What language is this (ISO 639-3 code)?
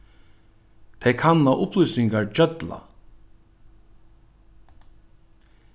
fao